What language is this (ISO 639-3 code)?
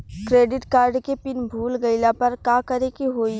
bho